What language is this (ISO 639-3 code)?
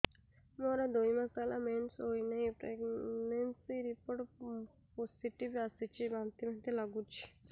ori